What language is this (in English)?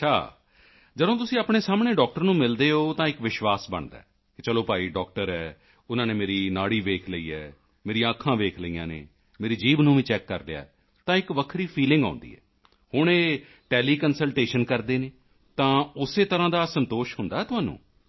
Punjabi